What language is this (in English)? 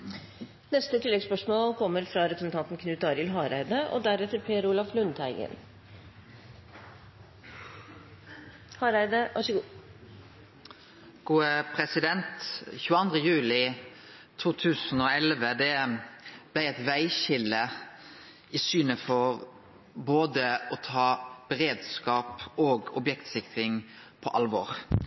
Norwegian Nynorsk